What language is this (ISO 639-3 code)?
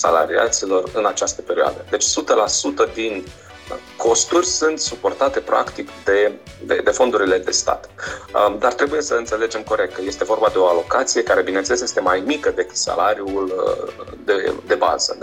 ron